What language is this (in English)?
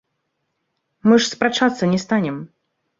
Belarusian